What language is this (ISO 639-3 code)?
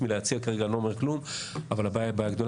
heb